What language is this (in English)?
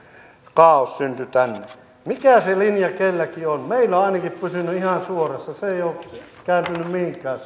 Finnish